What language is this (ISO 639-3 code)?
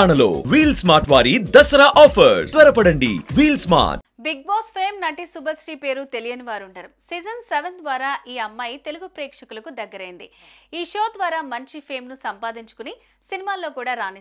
tel